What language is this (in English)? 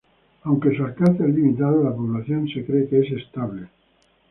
Spanish